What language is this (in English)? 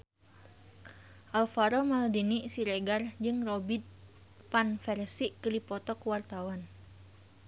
Sundanese